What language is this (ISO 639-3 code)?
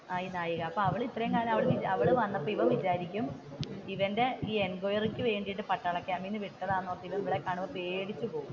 mal